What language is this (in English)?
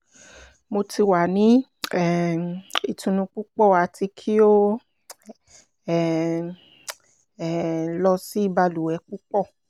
Yoruba